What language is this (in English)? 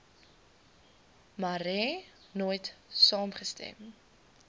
Afrikaans